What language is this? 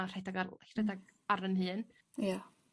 Welsh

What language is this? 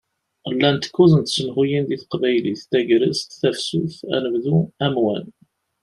Kabyle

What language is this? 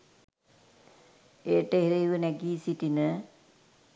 Sinhala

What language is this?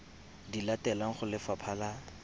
Tswana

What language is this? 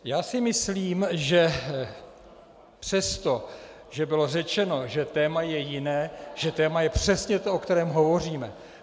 Czech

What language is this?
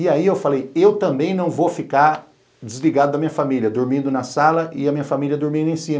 Portuguese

